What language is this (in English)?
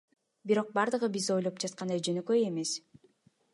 Kyrgyz